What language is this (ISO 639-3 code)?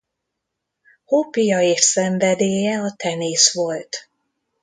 hun